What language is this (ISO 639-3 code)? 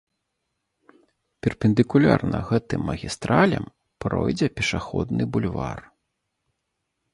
bel